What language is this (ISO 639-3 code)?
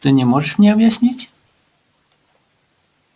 rus